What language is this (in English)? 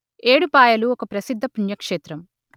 Telugu